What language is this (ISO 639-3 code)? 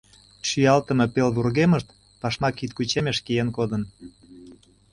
chm